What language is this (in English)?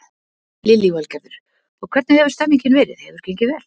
Icelandic